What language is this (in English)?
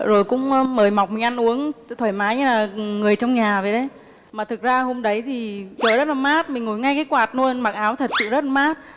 Vietnamese